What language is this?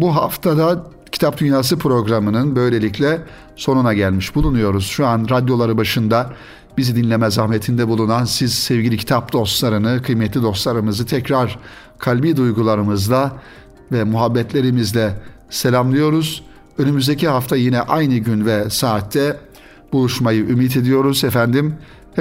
Turkish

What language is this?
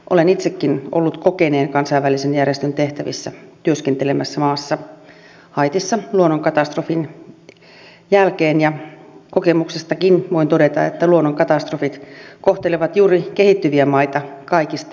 Finnish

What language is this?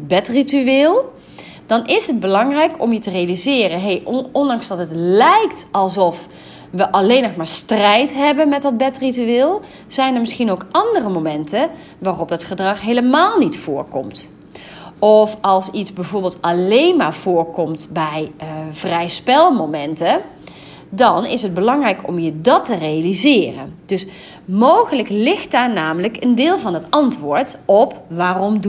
Dutch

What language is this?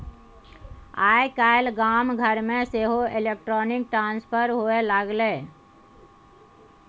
Maithili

